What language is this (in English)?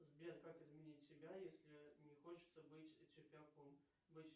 Russian